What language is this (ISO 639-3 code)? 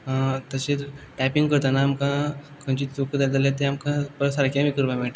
kok